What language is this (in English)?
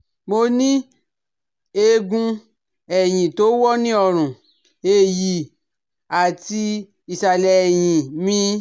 Yoruba